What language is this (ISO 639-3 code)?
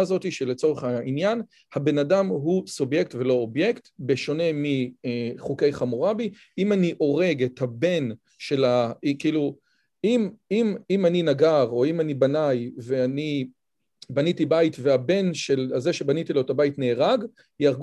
heb